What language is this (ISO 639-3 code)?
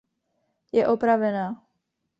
ces